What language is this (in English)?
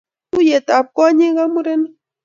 Kalenjin